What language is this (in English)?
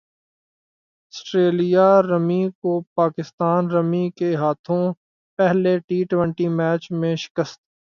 Urdu